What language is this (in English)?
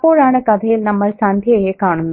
Malayalam